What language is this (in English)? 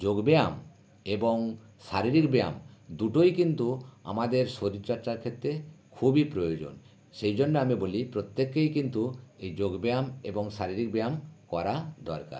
Bangla